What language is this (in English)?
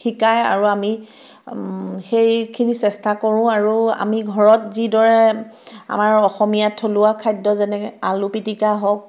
Assamese